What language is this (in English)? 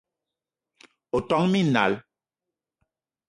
Eton (Cameroon)